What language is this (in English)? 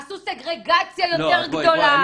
Hebrew